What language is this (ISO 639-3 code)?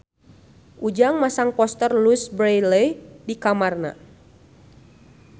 sun